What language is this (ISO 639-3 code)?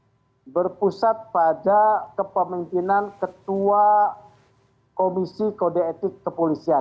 ind